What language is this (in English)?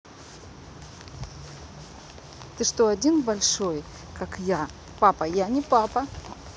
Russian